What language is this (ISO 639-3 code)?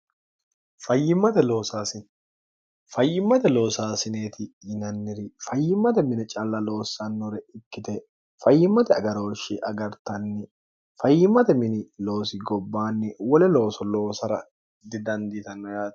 sid